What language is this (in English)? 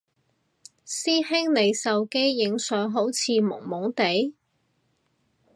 Cantonese